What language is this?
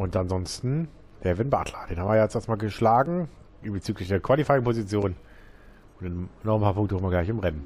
German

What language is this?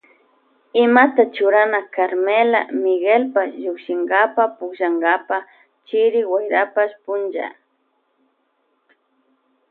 Loja Highland Quichua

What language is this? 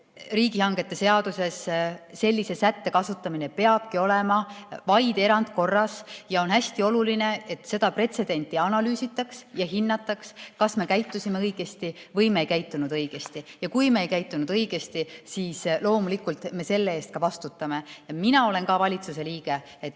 Estonian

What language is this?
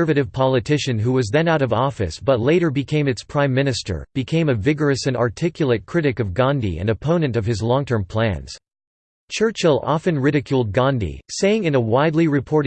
English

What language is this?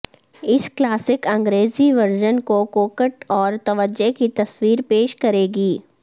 Urdu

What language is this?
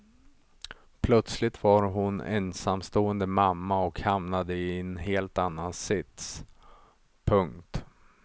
Swedish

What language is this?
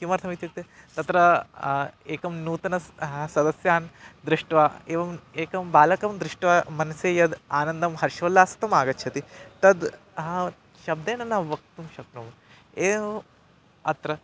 Sanskrit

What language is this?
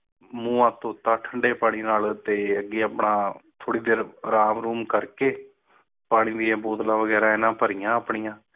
Punjabi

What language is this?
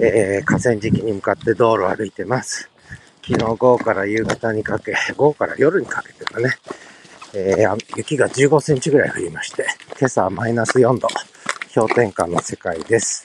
Japanese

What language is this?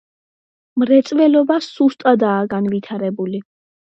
Georgian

